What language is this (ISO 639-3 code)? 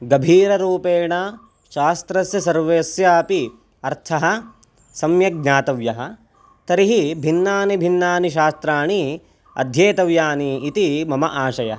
san